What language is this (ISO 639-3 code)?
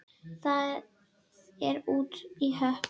isl